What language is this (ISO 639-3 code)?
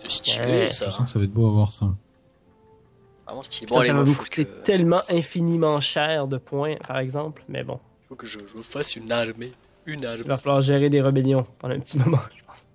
fra